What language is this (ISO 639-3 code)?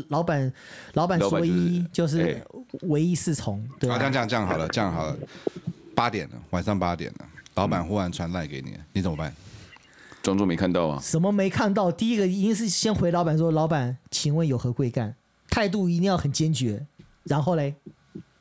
zho